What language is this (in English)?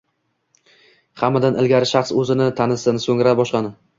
Uzbek